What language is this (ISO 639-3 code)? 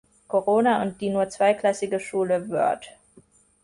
deu